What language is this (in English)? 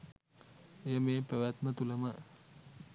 Sinhala